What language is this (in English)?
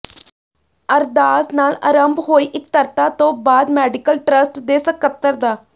Punjabi